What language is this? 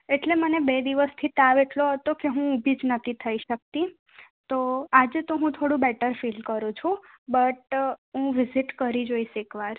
Gujarati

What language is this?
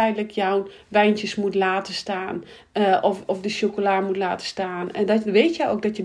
Dutch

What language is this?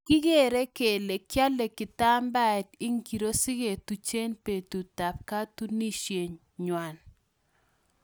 Kalenjin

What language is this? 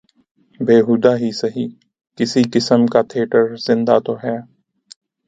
Urdu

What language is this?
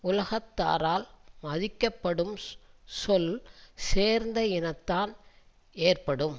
Tamil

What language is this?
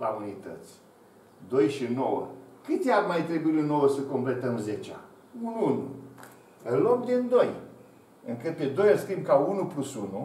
Romanian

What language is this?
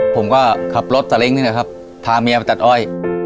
Thai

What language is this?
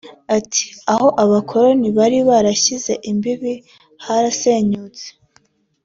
Kinyarwanda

